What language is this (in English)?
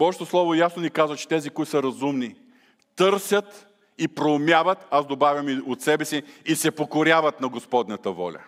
Bulgarian